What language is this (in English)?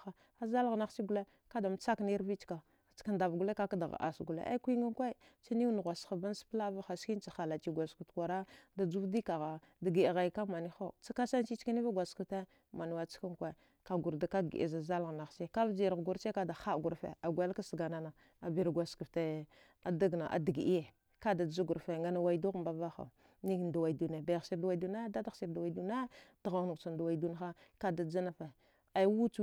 Dghwede